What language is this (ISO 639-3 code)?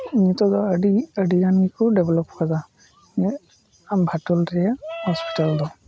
sat